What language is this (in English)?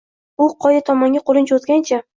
Uzbek